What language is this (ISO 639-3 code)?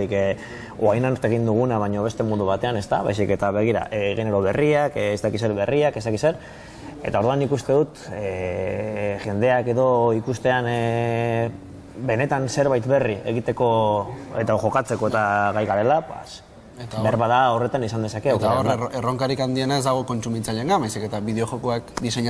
spa